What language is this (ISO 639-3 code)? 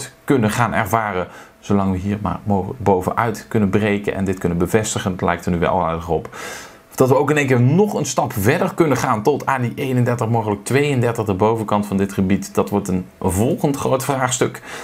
nld